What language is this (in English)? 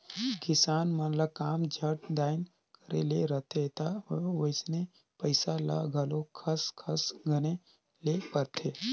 Chhattisgarhi